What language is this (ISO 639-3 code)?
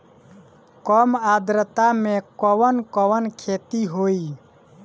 bho